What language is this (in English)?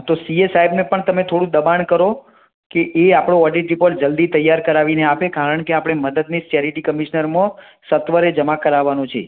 Gujarati